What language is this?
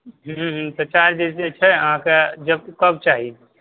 Maithili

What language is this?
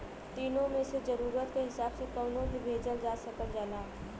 Bhojpuri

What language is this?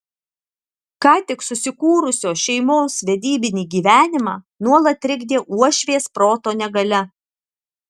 Lithuanian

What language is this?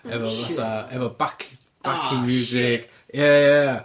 Welsh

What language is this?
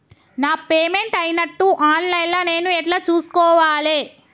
Telugu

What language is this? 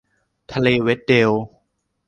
Thai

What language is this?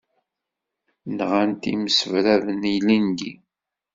Kabyle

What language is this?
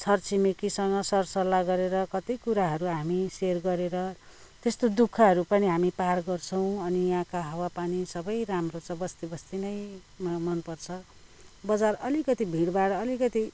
Nepali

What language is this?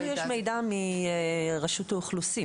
Hebrew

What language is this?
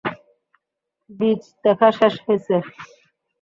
Bangla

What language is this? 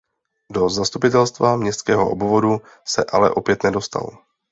Czech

